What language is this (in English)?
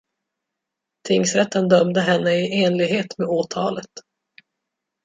Swedish